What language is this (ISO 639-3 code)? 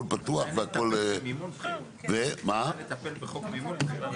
heb